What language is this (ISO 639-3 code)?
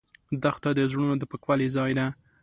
pus